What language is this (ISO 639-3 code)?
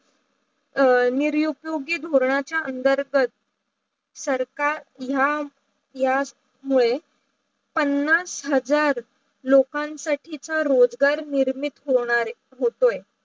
mar